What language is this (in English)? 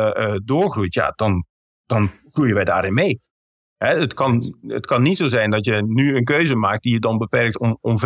Dutch